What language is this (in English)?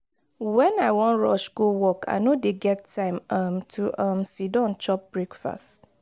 Nigerian Pidgin